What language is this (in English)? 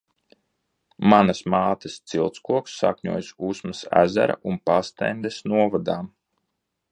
Latvian